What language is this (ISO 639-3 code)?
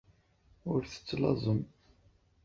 kab